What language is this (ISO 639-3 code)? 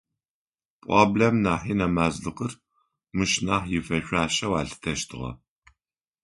ady